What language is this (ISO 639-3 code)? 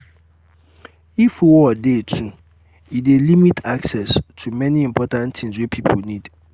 pcm